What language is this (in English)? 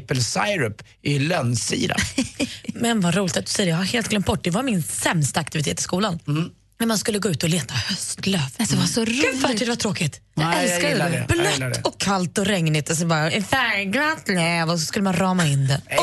Swedish